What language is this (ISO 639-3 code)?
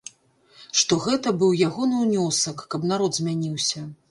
bel